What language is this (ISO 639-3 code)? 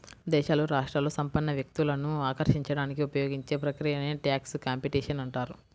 tel